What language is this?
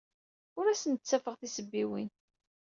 Kabyle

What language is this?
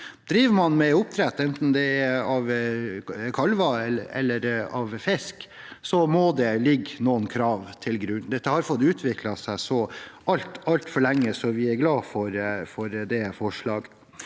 Norwegian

